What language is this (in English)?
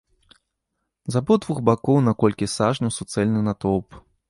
Belarusian